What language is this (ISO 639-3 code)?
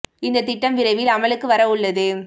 tam